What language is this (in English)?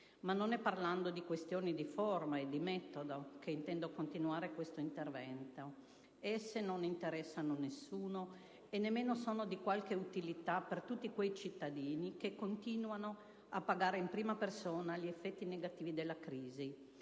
Italian